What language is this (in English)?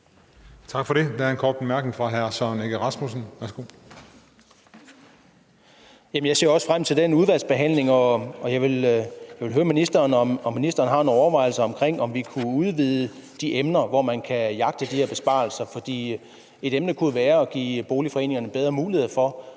Danish